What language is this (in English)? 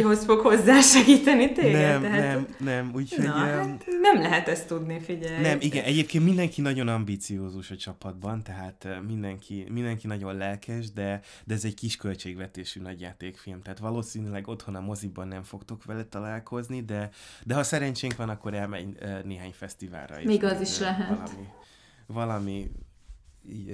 Hungarian